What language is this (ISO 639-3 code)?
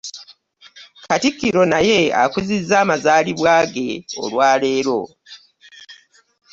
lug